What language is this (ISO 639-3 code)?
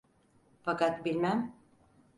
tur